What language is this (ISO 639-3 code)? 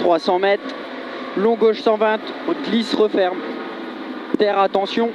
fra